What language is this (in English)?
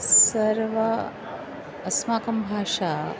Sanskrit